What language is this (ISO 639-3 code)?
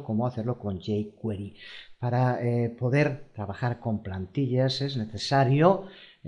spa